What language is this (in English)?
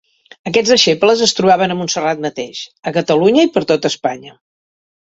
Catalan